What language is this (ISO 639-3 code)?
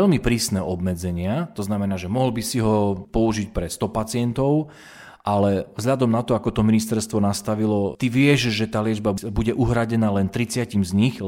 slk